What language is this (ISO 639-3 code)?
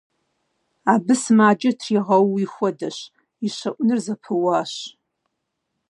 kbd